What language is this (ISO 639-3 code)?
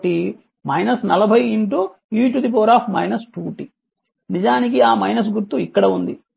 tel